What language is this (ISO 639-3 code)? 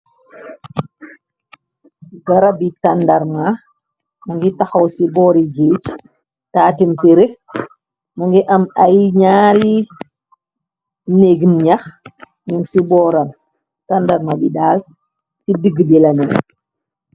wol